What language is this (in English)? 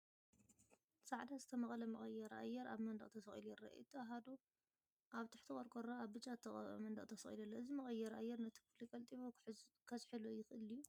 Tigrinya